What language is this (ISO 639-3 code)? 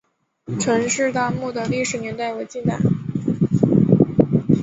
zho